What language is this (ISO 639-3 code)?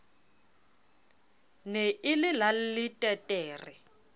sot